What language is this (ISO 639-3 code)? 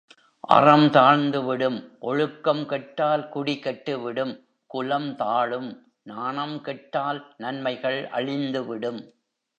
tam